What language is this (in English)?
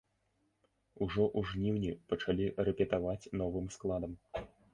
Belarusian